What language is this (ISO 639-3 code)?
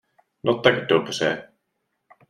ces